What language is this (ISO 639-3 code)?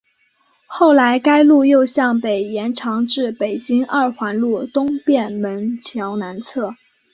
zho